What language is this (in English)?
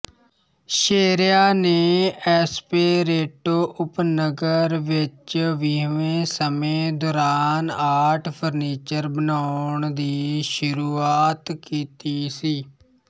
Punjabi